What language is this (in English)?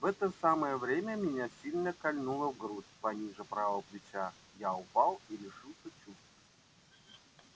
Russian